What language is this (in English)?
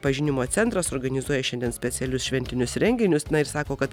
Lithuanian